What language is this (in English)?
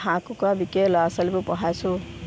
Assamese